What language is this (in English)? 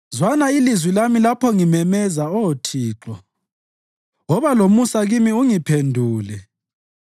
North Ndebele